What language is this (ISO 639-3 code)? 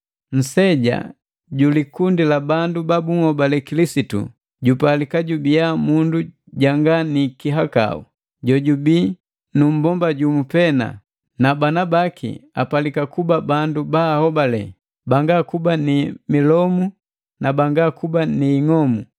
mgv